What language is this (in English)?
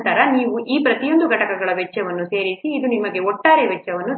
Kannada